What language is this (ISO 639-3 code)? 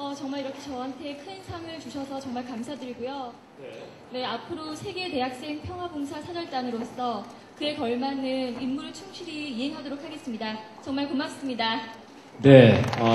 kor